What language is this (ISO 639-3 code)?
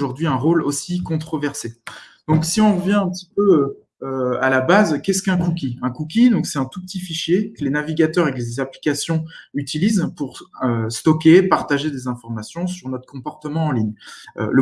fra